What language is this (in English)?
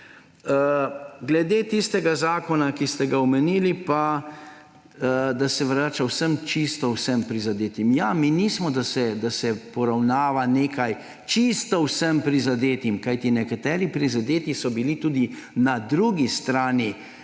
Slovenian